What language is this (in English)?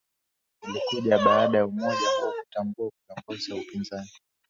Swahili